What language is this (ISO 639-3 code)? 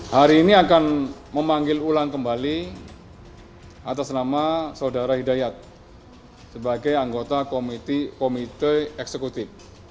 ind